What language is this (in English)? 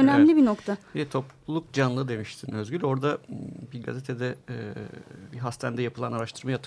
Turkish